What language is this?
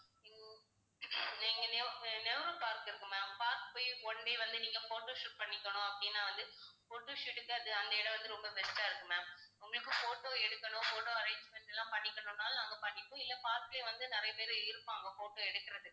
Tamil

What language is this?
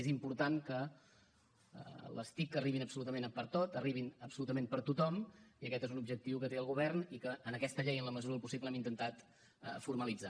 Catalan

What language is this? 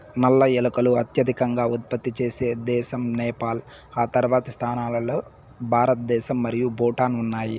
Telugu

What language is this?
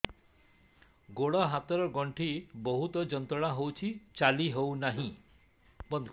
Odia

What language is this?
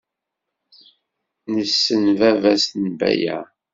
Kabyle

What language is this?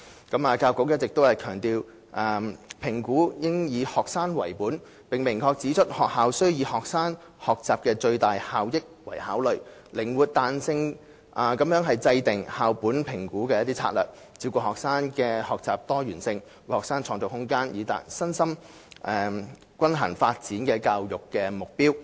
Cantonese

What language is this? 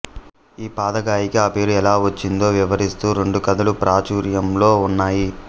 Telugu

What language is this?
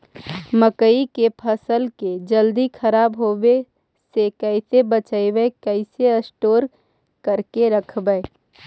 Magahi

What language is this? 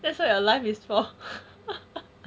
English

